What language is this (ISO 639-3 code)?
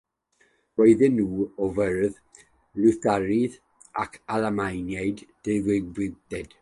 cym